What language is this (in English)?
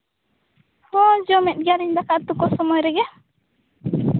Santali